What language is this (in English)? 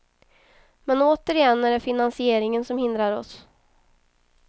Swedish